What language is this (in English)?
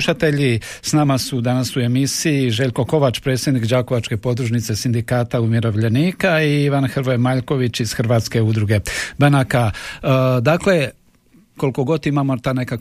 Croatian